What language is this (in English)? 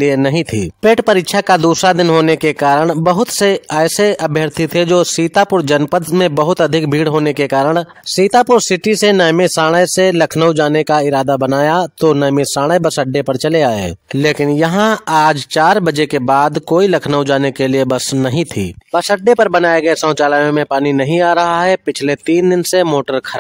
Hindi